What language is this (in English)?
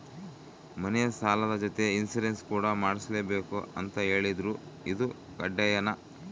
Kannada